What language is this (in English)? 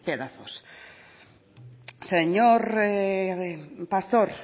Spanish